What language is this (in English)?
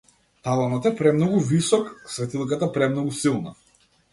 Macedonian